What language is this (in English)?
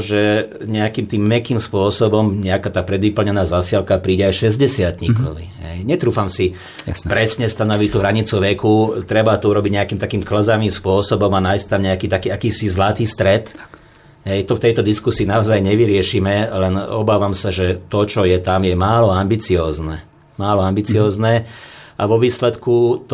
Slovak